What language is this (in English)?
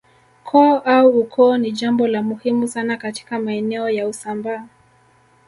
Swahili